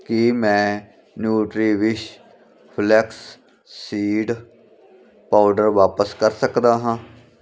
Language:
Punjabi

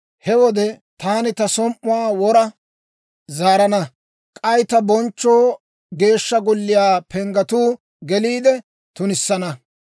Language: Dawro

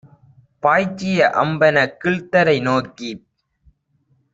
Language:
Tamil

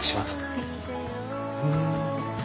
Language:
Japanese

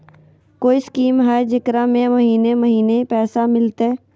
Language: Magahi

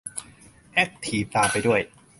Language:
Thai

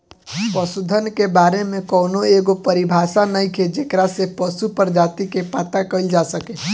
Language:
Bhojpuri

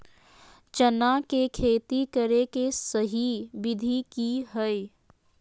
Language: Magahi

